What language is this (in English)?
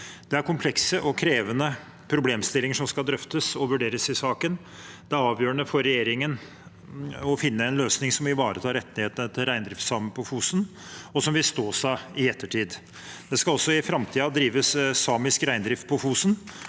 Norwegian